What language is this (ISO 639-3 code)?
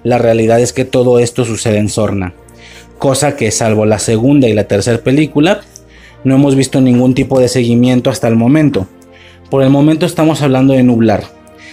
spa